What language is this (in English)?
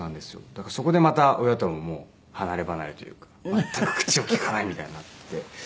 Japanese